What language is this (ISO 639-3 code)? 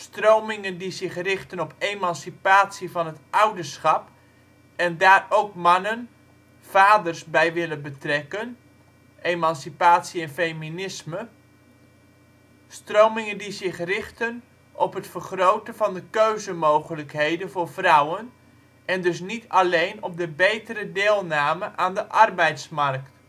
nld